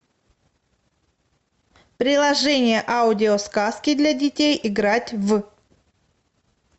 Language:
Russian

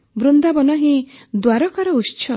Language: Odia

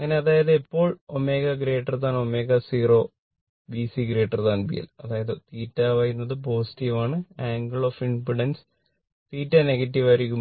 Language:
Malayalam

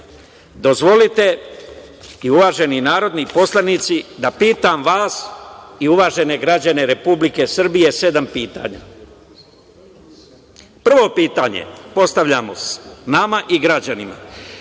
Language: Serbian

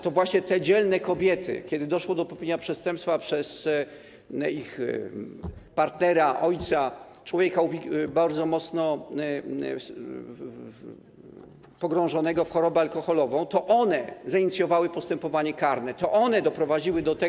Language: Polish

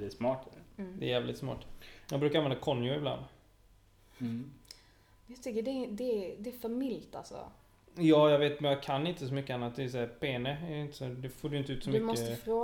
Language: Swedish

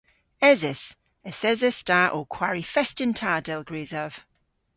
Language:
Cornish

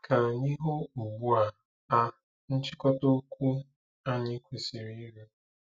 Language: Igbo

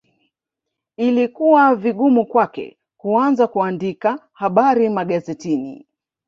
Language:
Swahili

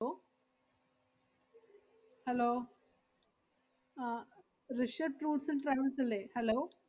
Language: Malayalam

